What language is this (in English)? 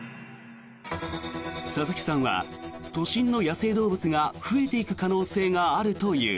Japanese